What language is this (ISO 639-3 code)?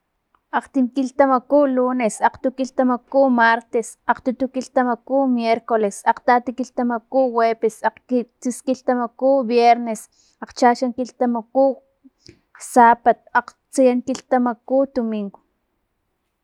tlp